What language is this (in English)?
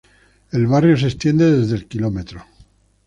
Spanish